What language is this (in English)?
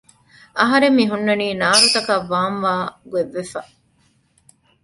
Divehi